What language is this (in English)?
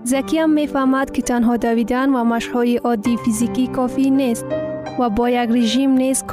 Persian